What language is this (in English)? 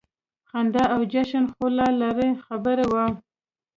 Pashto